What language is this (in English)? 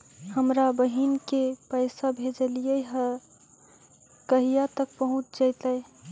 Magahi